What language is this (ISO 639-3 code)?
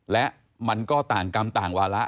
tha